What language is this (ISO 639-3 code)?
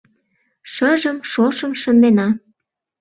chm